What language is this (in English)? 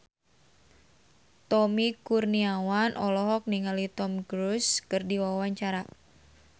Sundanese